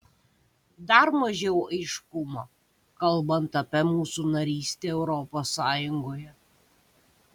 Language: Lithuanian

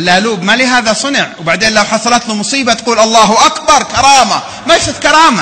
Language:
Arabic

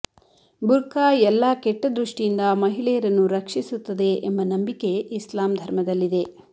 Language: Kannada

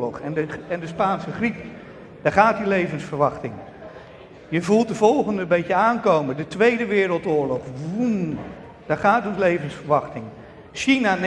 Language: Dutch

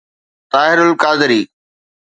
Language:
Sindhi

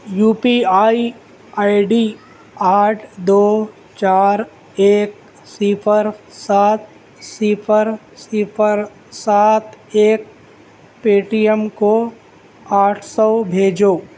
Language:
Urdu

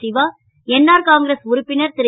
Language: Tamil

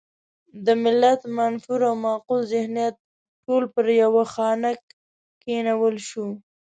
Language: Pashto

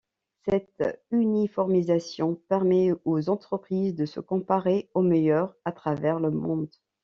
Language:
French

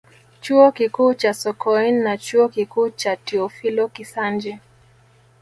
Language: Swahili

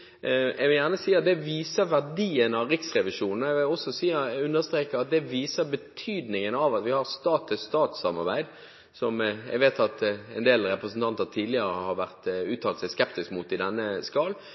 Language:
Norwegian Bokmål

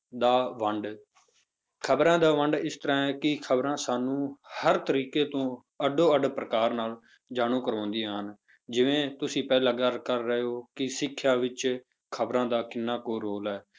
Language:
Punjabi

